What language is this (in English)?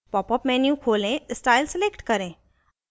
Hindi